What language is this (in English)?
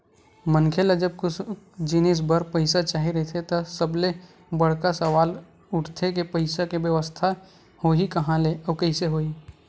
Chhattisgarhi